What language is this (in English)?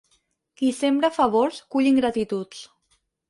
Catalan